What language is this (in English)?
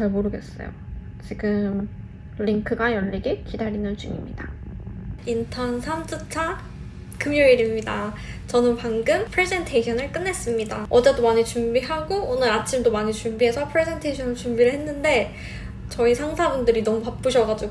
Korean